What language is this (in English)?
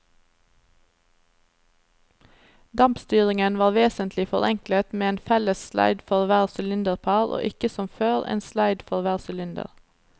Norwegian